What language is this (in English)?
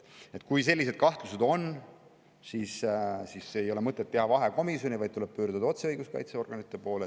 Estonian